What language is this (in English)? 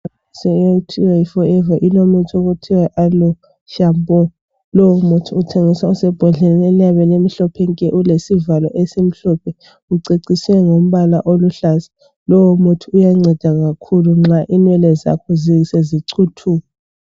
North Ndebele